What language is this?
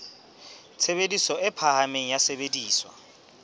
Southern Sotho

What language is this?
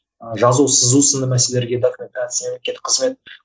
Kazakh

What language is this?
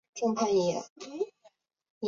Chinese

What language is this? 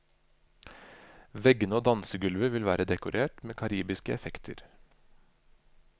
Norwegian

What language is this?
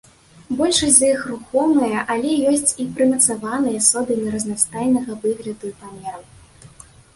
Belarusian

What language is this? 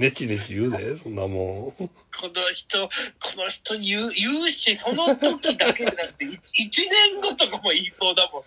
Japanese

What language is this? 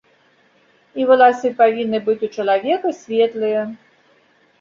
Belarusian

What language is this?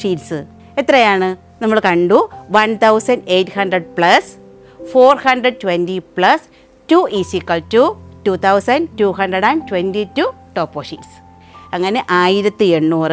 Malayalam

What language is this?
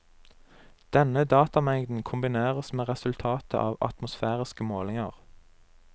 Norwegian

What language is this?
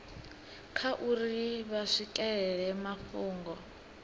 Venda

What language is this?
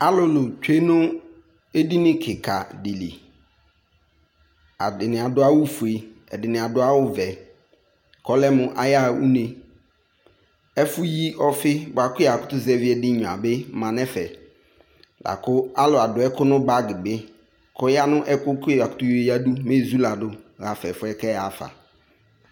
Ikposo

